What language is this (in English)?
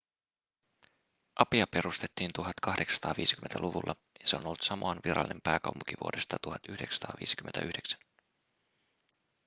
Finnish